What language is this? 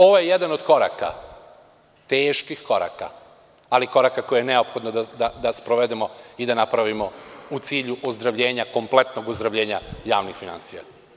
Serbian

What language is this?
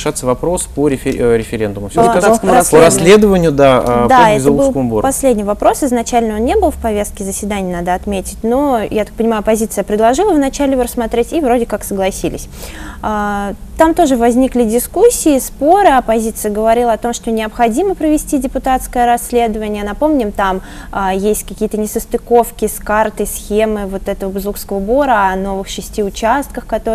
Russian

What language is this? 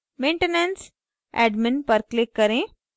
Hindi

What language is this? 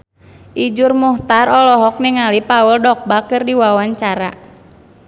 Sundanese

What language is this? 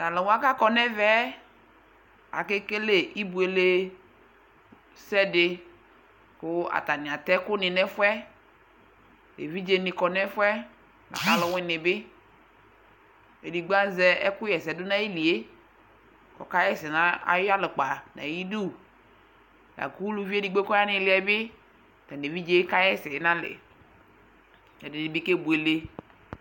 Ikposo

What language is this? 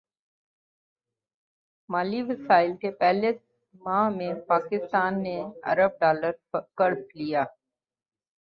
Urdu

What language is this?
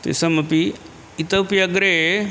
Sanskrit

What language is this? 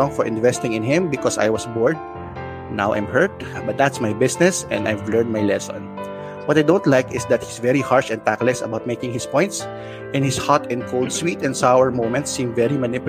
Filipino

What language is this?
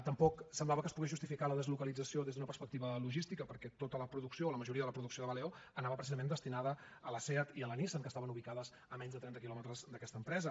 Catalan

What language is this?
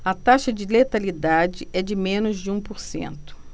Portuguese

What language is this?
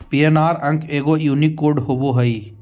Magahi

